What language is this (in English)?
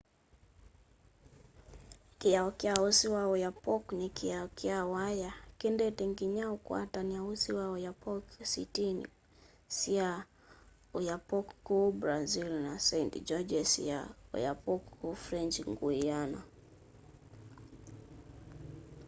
Kamba